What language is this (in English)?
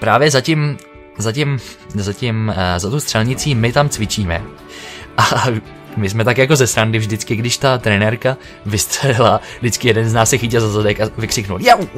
Czech